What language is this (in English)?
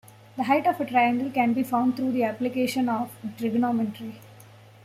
English